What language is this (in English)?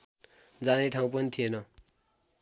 Nepali